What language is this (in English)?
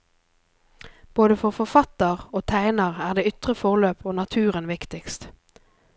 Norwegian